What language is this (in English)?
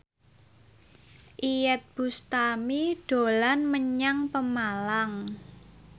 Javanese